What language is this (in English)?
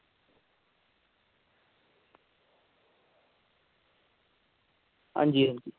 Dogri